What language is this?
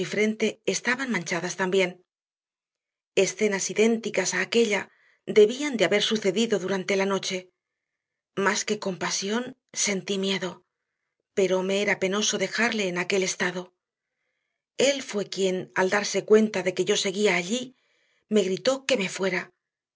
Spanish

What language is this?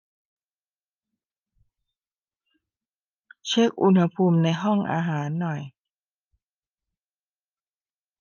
Thai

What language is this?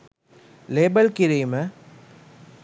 Sinhala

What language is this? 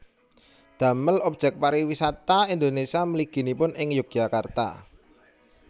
Javanese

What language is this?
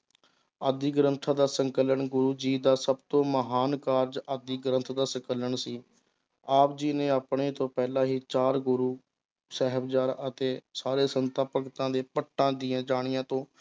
Punjabi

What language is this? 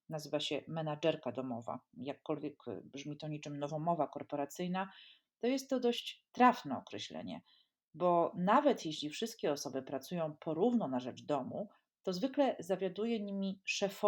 Polish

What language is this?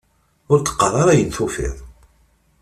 Kabyle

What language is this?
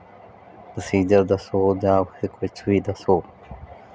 Punjabi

